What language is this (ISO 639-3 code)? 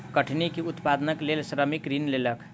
mai